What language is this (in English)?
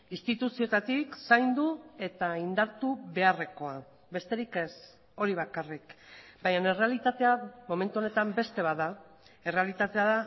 Basque